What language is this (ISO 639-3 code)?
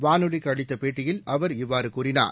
tam